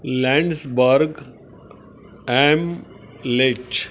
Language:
Marathi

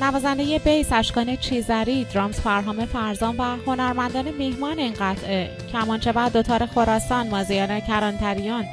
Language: Persian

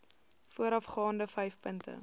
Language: Afrikaans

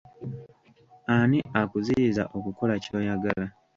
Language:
Ganda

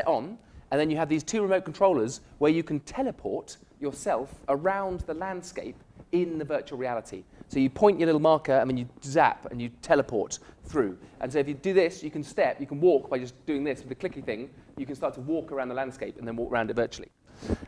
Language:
English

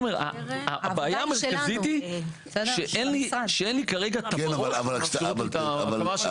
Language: Hebrew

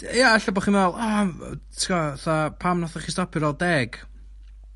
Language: Welsh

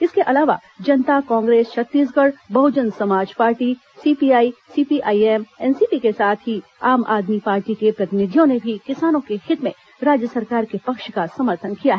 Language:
Hindi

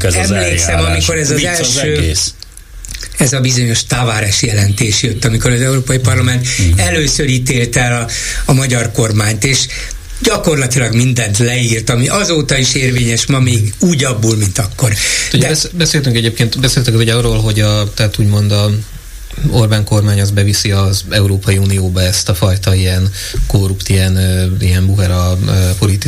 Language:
Hungarian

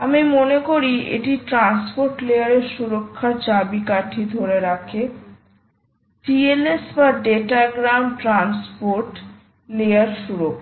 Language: Bangla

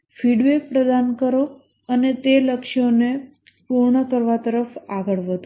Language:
Gujarati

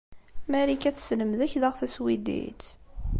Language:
Kabyle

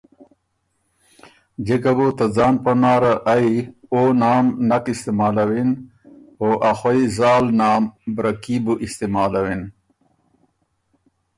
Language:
Ormuri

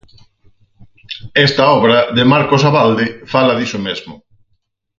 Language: Galician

